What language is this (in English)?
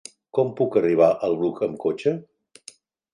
Catalan